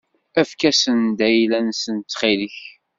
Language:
Kabyle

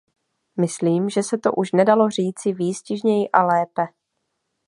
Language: Czech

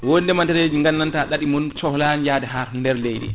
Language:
Fula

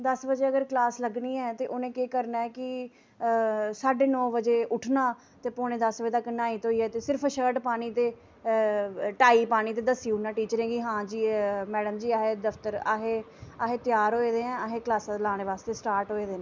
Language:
Dogri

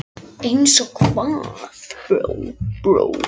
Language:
Icelandic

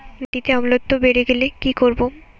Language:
Bangla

